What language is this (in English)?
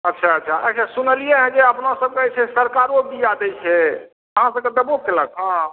Maithili